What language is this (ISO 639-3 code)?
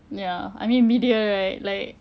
eng